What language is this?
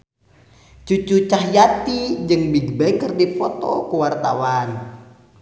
Sundanese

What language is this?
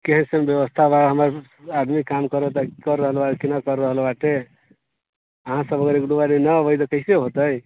Maithili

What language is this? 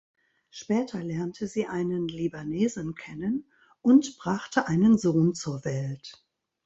German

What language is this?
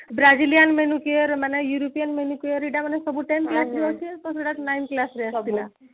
Odia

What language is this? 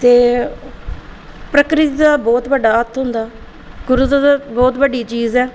Dogri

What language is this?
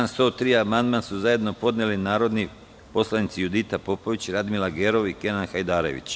Serbian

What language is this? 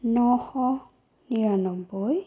Assamese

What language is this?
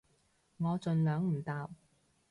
Cantonese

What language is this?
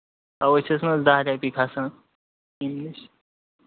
Kashmiri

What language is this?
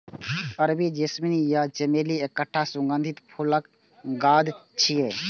Maithili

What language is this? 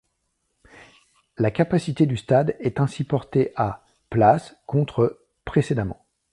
French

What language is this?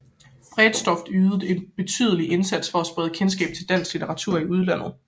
Danish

